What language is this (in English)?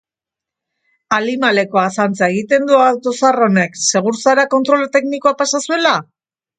Basque